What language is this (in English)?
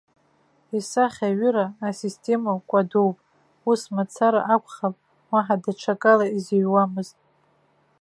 Abkhazian